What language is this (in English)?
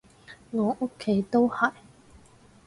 Cantonese